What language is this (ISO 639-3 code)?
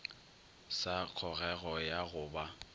nso